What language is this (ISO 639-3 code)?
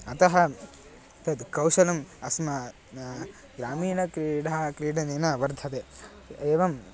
san